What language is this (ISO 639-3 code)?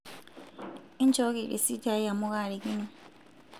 mas